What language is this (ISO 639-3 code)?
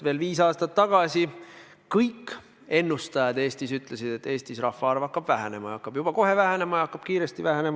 est